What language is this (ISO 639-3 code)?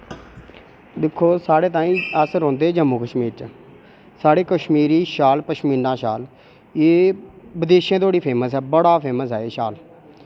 doi